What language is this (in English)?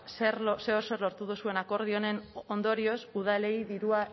Basque